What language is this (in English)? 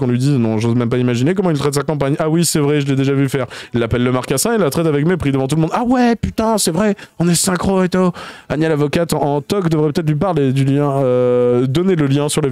French